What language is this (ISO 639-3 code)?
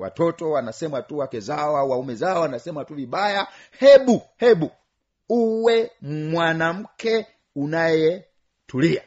swa